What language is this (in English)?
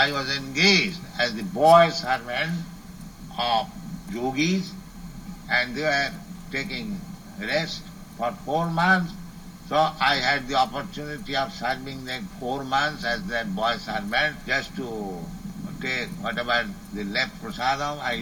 Japanese